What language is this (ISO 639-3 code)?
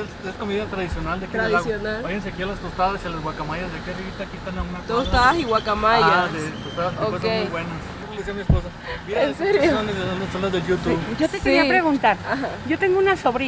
spa